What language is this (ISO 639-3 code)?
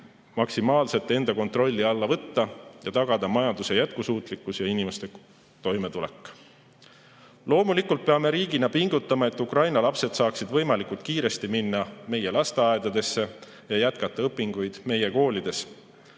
est